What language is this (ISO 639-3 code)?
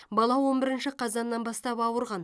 kaz